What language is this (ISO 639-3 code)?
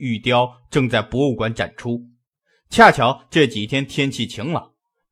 zho